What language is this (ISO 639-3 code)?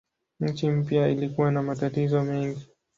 swa